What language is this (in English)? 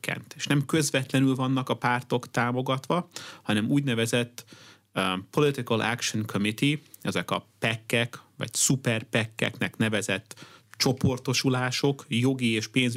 Hungarian